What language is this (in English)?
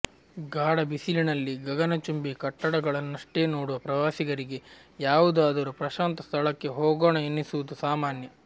Kannada